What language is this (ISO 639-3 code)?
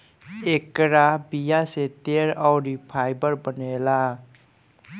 bho